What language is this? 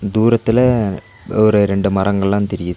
Tamil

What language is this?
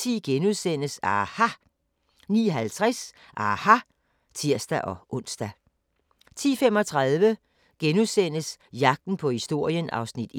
Danish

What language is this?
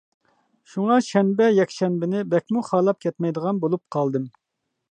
Uyghur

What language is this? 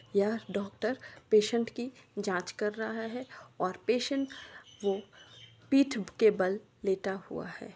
Magahi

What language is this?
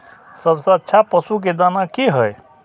Maithili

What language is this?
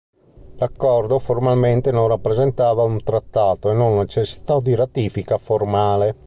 Italian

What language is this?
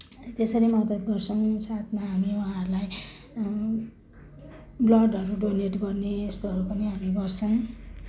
Nepali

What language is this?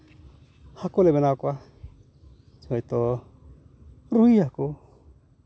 Santali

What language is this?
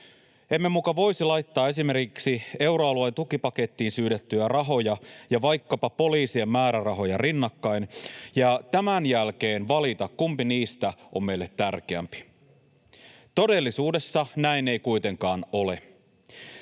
Finnish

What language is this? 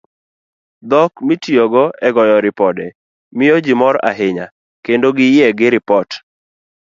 Luo (Kenya and Tanzania)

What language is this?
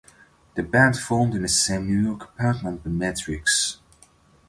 English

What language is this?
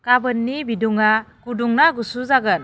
Bodo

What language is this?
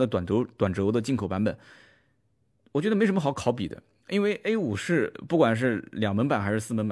Chinese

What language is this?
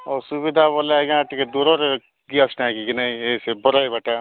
Odia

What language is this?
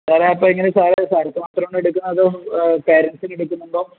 Malayalam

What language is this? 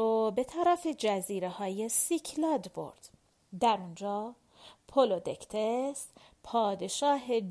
Persian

